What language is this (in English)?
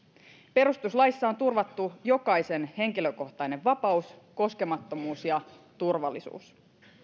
Finnish